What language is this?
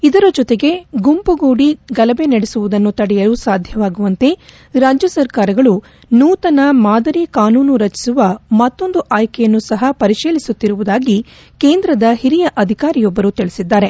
Kannada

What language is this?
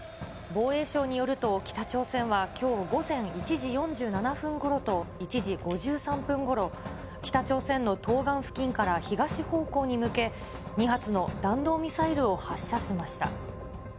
Japanese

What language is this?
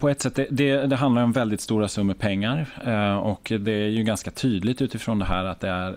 Swedish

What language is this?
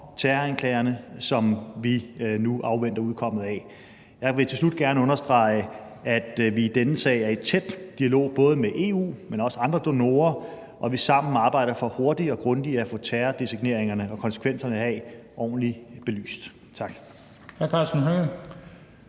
Danish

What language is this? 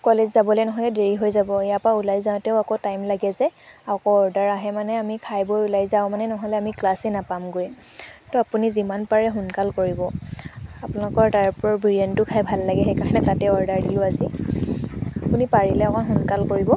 Assamese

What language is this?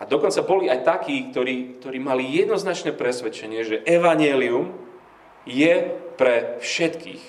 Slovak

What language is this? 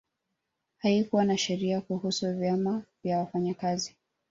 Swahili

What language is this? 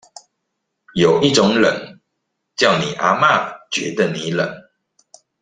Chinese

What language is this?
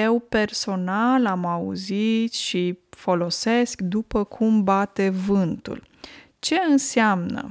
Romanian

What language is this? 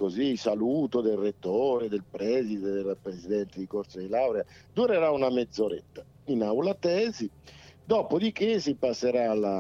Italian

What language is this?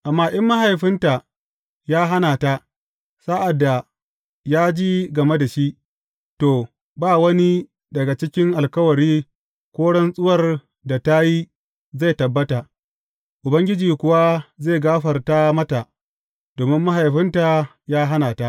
Hausa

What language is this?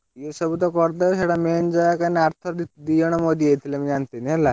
Odia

